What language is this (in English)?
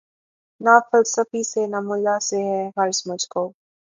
Urdu